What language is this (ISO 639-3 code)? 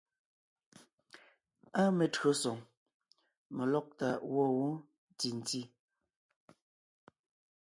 nnh